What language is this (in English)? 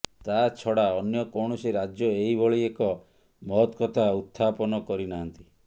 Odia